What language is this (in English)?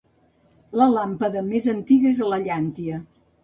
Catalan